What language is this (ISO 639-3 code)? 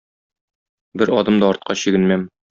tat